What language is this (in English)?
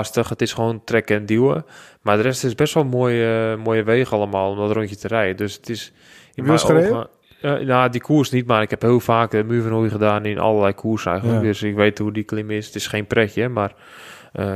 Dutch